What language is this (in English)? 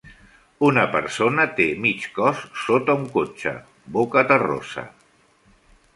Catalan